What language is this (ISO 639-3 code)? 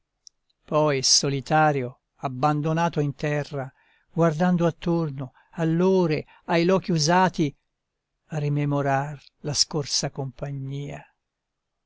ita